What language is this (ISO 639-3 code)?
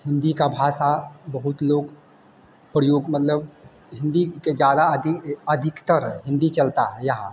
hin